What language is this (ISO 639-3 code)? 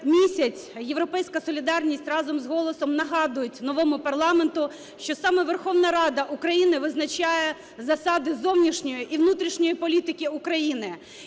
ukr